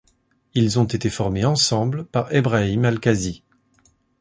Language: French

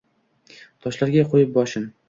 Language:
Uzbek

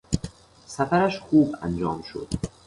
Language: Persian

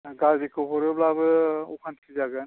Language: Bodo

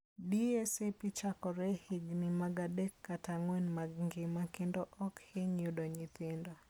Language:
Luo (Kenya and Tanzania)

